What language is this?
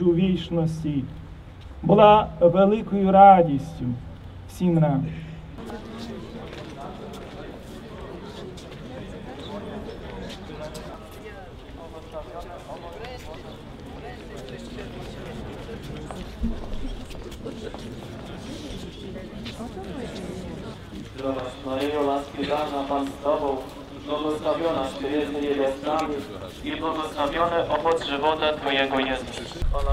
Polish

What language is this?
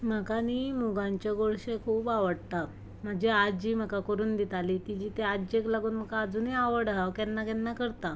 Konkani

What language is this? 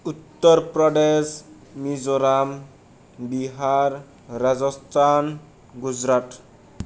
Bodo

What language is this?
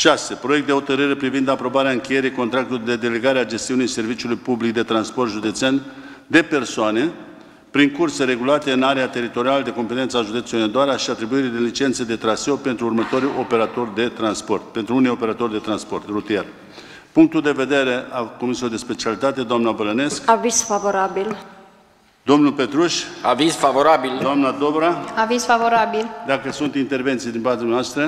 Romanian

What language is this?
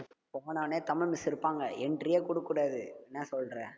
Tamil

